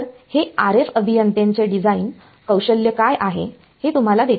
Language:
Marathi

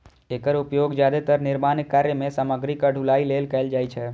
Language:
Maithili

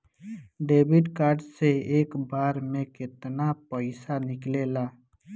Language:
Bhojpuri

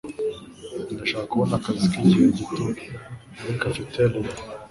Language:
Kinyarwanda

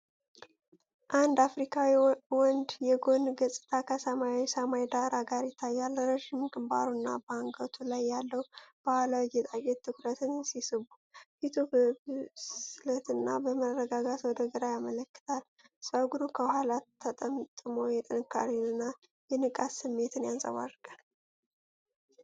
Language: Amharic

